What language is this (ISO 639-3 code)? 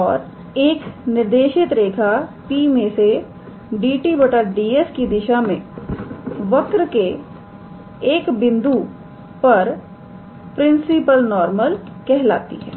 hin